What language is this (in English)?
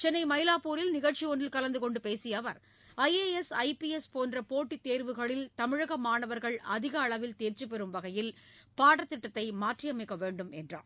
Tamil